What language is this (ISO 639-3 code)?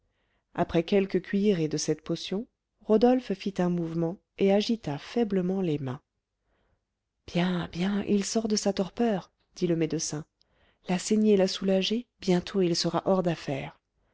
fra